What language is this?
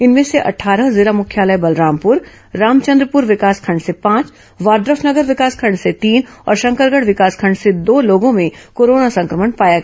Hindi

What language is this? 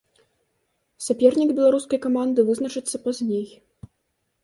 Belarusian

